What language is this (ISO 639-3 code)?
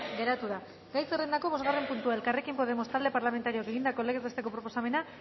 eus